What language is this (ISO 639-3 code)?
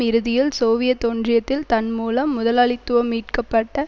tam